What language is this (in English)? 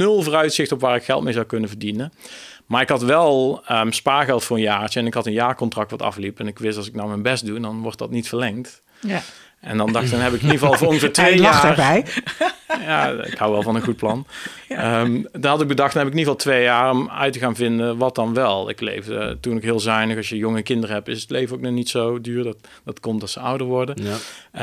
Dutch